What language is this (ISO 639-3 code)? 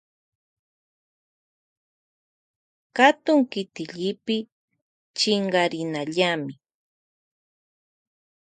qvj